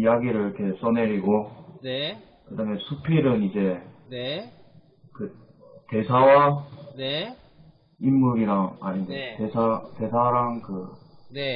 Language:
Korean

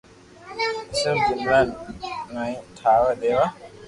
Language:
Loarki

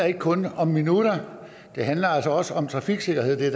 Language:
Danish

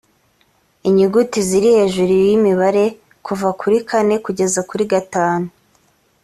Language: Kinyarwanda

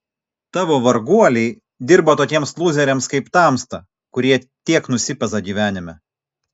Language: Lithuanian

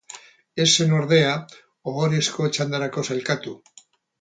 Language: Basque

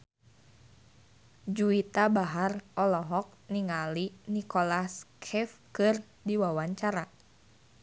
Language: Sundanese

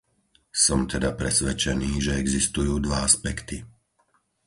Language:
Slovak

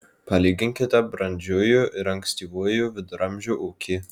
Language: Lithuanian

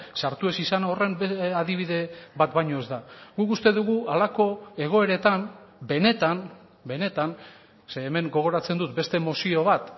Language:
Basque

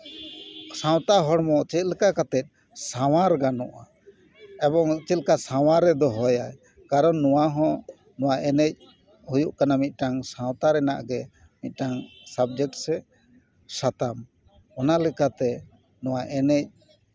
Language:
Santali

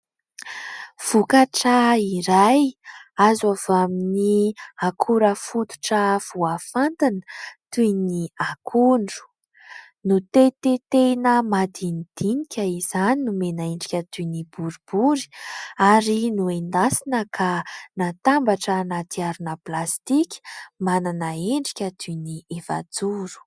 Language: Malagasy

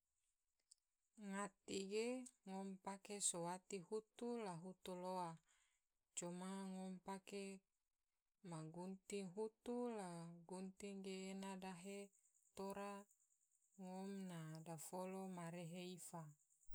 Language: Tidore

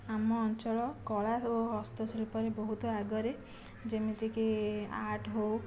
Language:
Odia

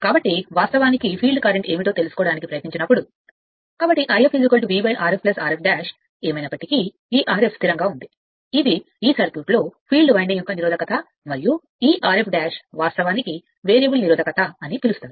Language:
Telugu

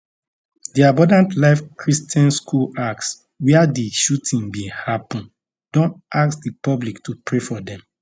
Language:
Nigerian Pidgin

